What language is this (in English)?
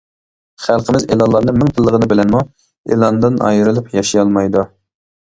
Uyghur